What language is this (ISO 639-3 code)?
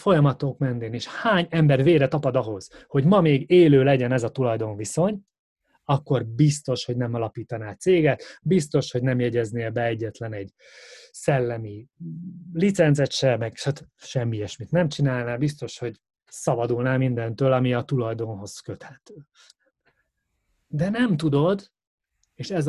hun